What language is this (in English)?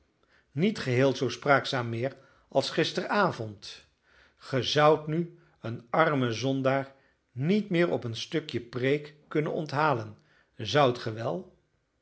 Dutch